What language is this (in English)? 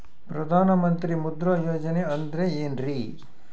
Kannada